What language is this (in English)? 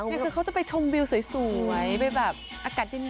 Thai